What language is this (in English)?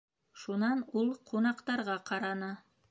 Bashkir